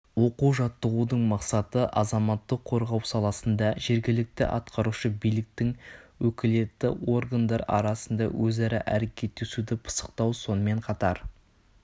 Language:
Kazakh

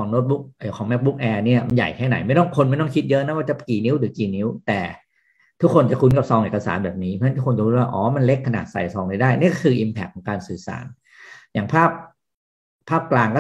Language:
Thai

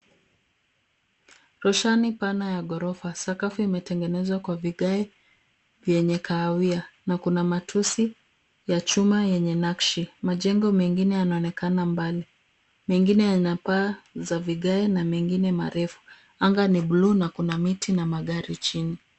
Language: Swahili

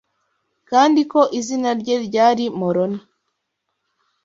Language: Kinyarwanda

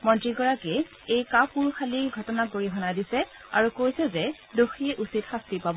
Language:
Assamese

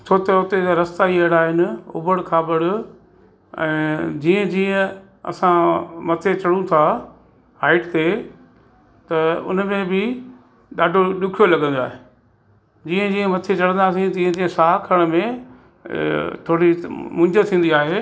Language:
Sindhi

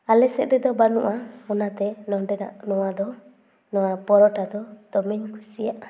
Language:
Santali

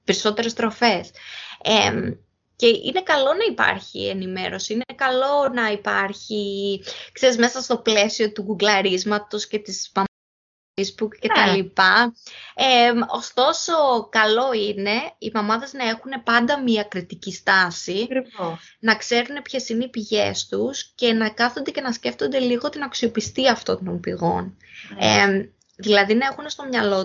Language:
Greek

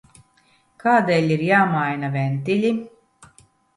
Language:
Latvian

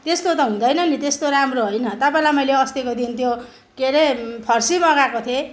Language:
Nepali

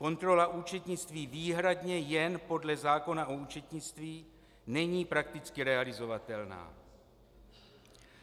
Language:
Czech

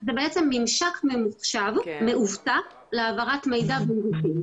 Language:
Hebrew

